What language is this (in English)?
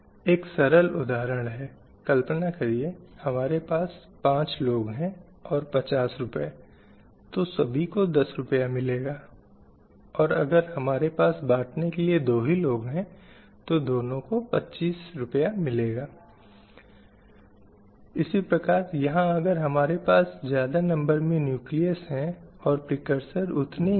Hindi